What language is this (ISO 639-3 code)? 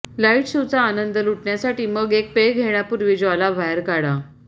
mar